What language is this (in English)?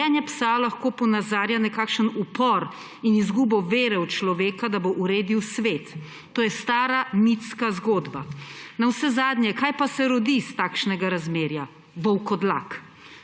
Slovenian